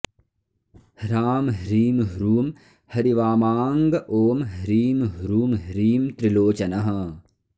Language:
Sanskrit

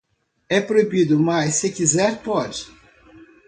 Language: Portuguese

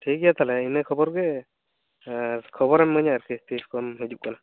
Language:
Santali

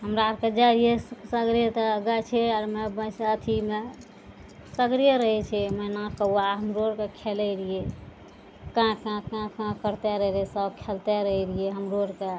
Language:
Maithili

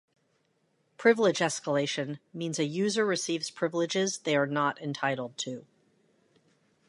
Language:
English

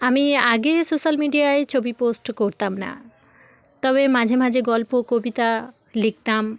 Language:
Bangla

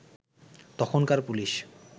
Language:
Bangla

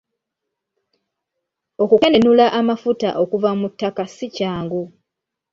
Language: Ganda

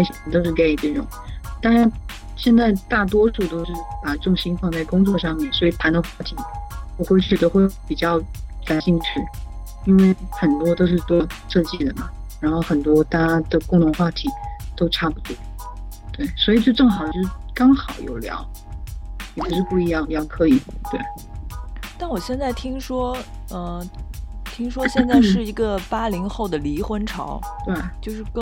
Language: Chinese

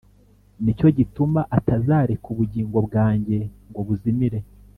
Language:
Kinyarwanda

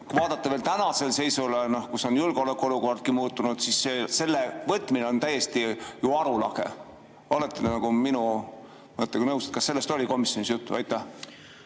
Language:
Estonian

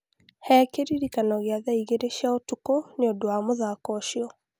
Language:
Kikuyu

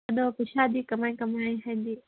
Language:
Manipuri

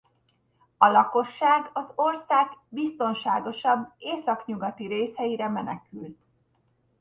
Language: Hungarian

